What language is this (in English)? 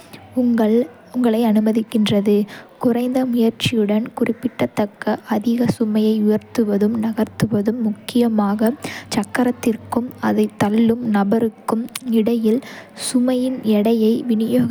Kota (India)